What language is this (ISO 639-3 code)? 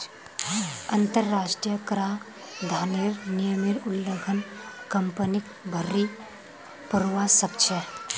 mag